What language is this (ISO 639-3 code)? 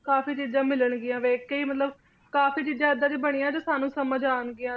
pan